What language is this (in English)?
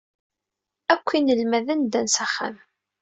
Kabyle